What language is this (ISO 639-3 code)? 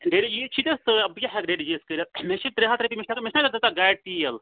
kas